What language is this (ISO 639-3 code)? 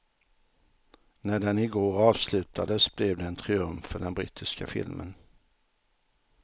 swe